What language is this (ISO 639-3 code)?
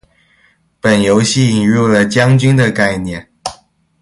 zho